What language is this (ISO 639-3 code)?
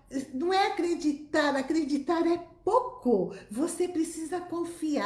por